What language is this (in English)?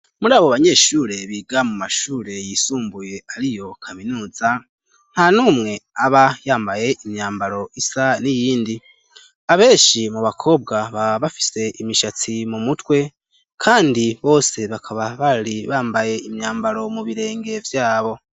Rundi